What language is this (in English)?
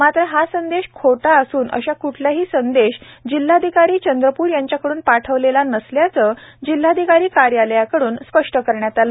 Marathi